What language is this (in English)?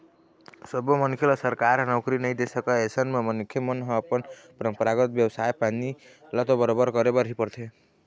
Chhattisgarhi